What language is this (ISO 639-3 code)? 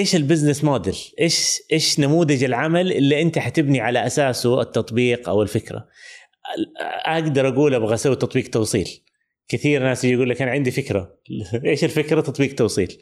ara